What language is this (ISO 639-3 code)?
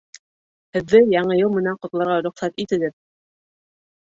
bak